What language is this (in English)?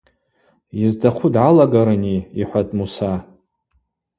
Abaza